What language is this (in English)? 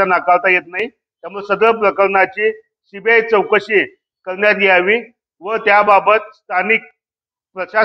Romanian